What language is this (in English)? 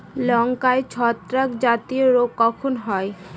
Bangla